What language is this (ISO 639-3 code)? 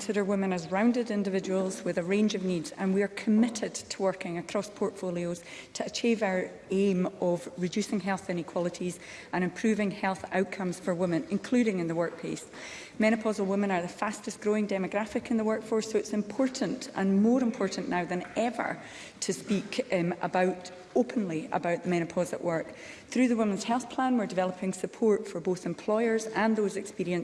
eng